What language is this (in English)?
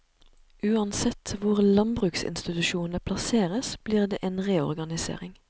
Norwegian